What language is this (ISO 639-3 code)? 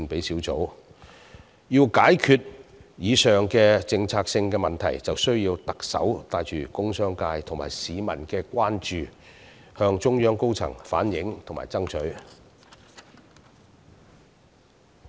yue